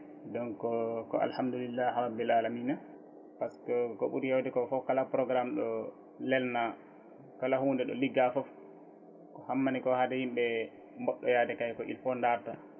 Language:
Fula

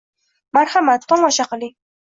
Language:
Uzbek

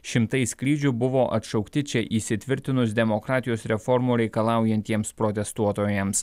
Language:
Lithuanian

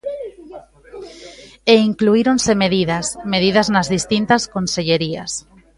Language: Galician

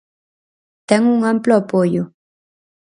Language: Galician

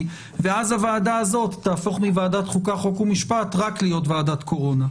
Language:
Hebrew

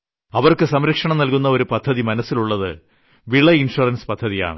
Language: Malayalam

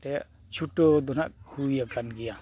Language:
Santali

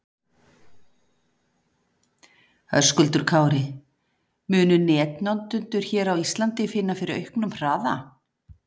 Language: Icelandic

